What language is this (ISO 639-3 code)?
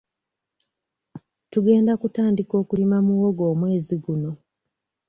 lug